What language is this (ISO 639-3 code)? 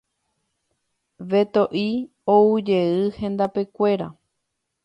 grn